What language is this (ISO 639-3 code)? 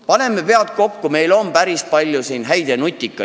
est